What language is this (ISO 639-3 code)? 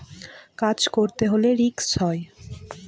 ben